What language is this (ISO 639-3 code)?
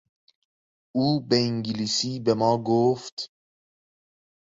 fas